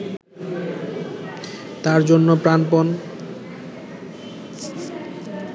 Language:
Bangla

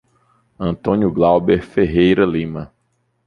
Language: Portuguese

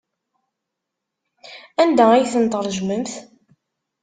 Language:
Kabyle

